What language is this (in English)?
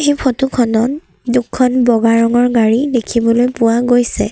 Assamese